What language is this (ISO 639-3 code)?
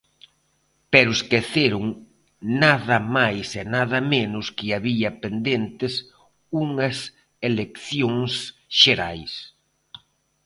glg